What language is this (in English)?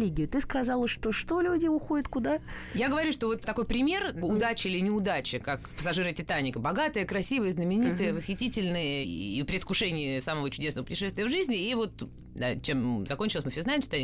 Russian